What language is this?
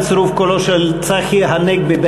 Hebrew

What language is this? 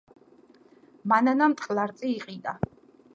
Georgian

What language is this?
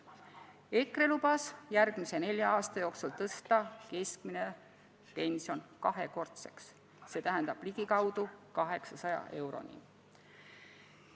Estonian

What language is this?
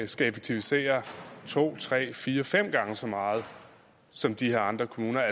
Danish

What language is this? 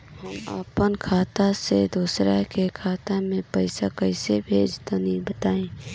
Bhojpuri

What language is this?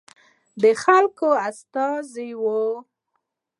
Pashto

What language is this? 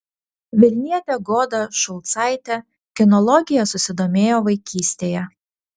Lithuanian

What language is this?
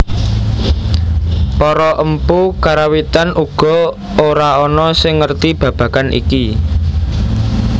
Javanese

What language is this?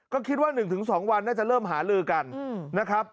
Thai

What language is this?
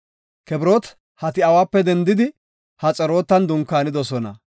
Gofa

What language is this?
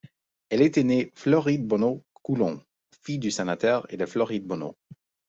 French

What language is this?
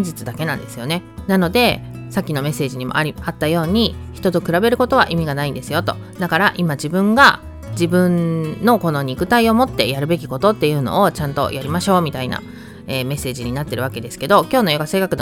Japanese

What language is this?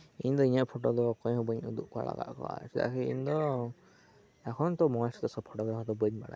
Santali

